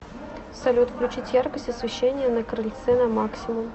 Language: Russian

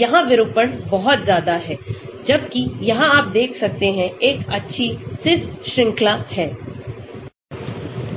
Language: Hindi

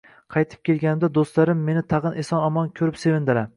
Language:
Uzbek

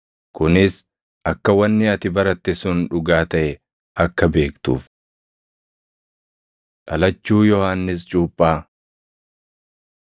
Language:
Oromo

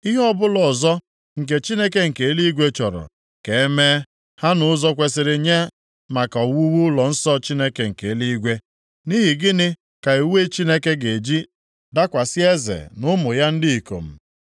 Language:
Igbo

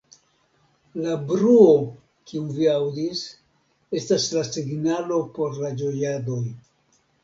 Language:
Esperanto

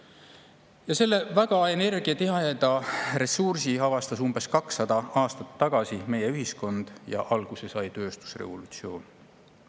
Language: Estonian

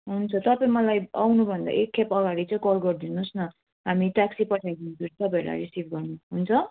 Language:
Nepali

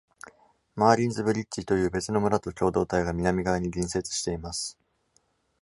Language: Japanese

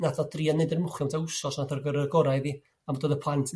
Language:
Welsh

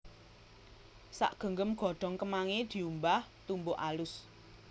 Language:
Javanese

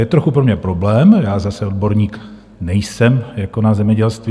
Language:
Czech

